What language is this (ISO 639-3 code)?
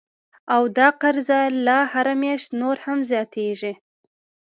pus